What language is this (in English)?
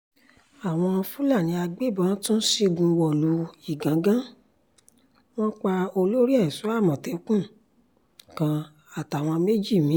Yoruba